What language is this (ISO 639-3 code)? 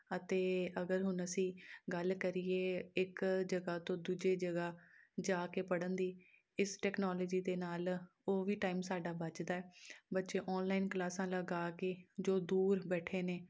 pan